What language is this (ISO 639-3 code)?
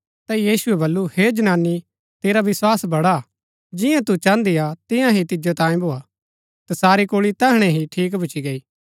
gbk